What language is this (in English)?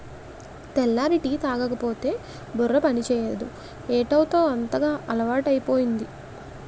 Telugu